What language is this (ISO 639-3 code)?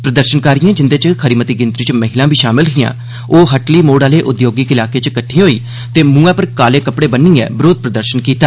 doi